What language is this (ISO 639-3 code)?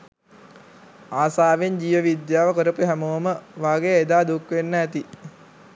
sin